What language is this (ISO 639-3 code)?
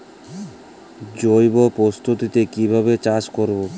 ben